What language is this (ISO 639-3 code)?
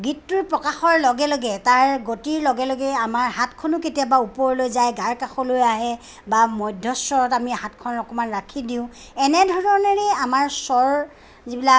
asm